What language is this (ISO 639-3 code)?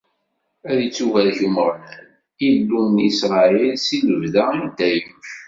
kab